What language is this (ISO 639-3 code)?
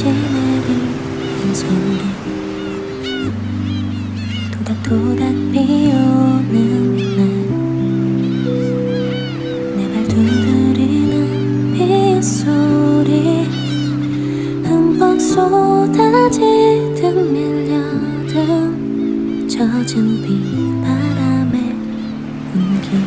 kor